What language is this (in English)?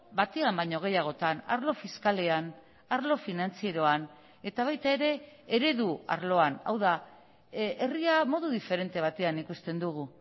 Basque